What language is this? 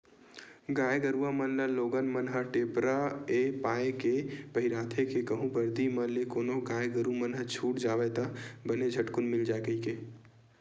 Chhattisgarhi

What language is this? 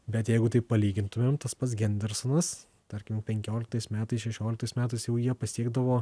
Lithuanian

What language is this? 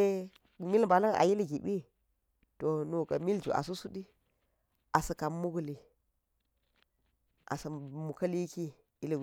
Geji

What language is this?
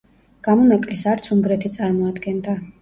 Georgian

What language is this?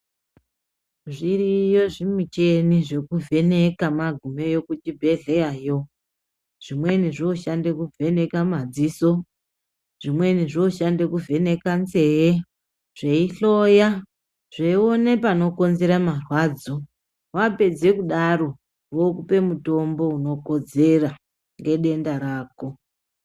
Ndau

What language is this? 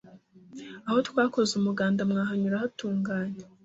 Kinyarwanda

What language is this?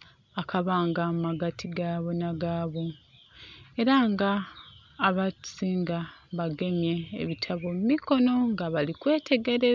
Soga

